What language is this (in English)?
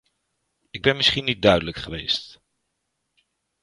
Dutch